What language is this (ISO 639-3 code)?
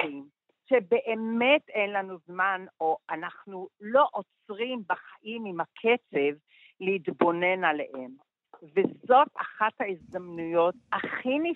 heb